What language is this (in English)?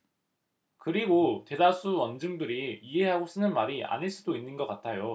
Korean